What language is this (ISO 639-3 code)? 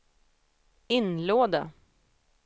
swe